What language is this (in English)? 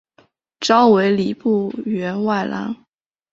Chinese